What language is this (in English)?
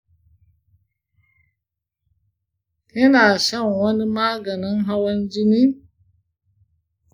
Hausa